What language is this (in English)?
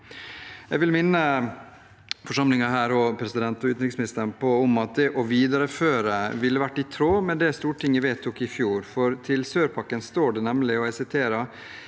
Norwegian